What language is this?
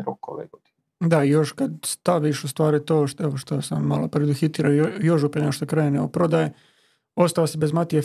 Croatian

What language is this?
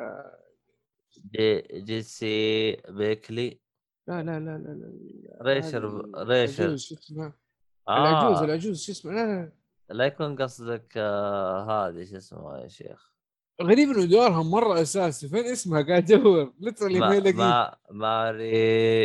Arabic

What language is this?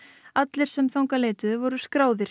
Icelandic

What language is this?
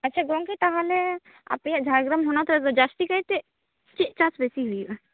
Santali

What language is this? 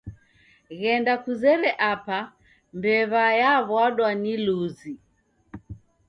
Taita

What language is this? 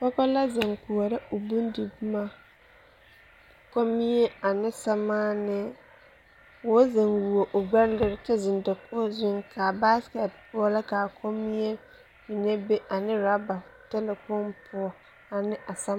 Southern Dagaare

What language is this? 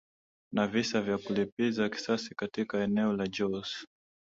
Swahili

